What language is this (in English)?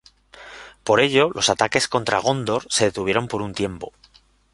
Spanish